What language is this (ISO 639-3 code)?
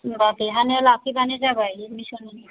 brx